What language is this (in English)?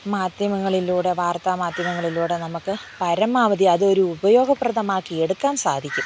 Malayalam